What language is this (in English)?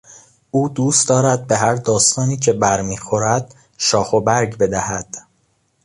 Persian